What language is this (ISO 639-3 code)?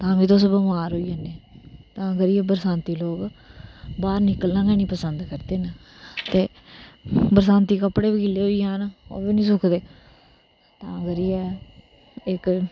doi